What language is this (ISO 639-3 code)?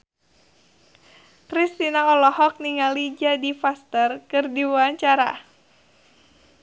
sun